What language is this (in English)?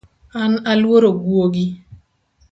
Luo (Kenya and Tanzania)